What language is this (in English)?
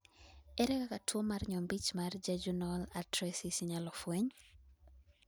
Luo (Kenya and Tanzania)